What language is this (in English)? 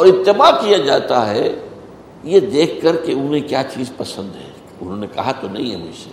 Urdu